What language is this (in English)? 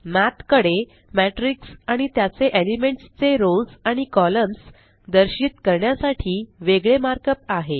Marathi